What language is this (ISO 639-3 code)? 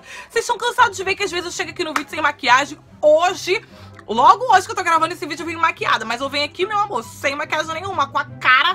por